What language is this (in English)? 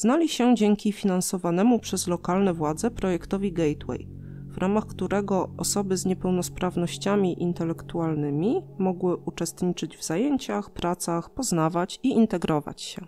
Polish